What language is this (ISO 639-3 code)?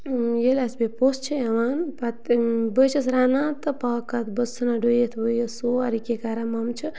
kas